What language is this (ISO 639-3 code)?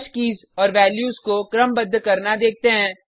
hin